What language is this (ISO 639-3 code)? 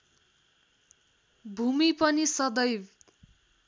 nep